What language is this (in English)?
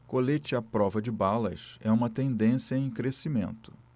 Portuguese